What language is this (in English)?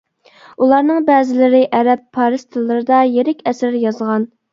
Uyghur